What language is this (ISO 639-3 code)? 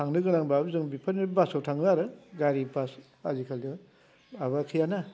brx